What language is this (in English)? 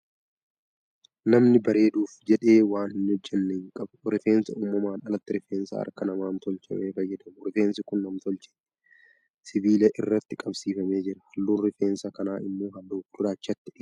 Oromo